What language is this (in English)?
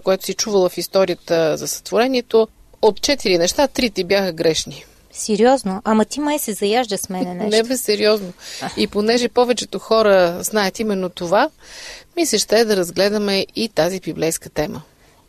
Bulgarian